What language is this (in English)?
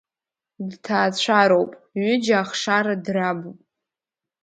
Abkhazian